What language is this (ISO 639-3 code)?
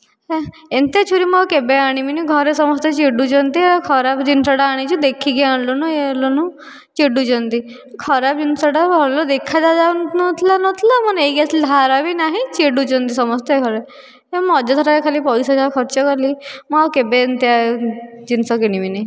ori